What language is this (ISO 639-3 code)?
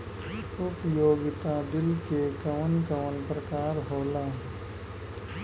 bho